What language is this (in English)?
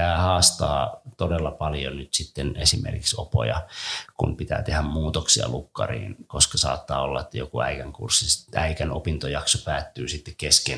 Finnish